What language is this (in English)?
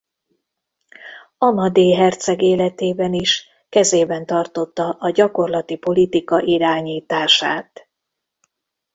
Hungarian